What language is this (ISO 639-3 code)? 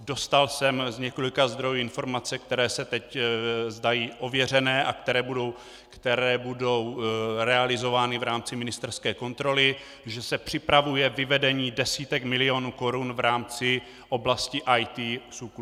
ces